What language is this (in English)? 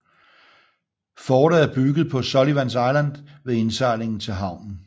Danish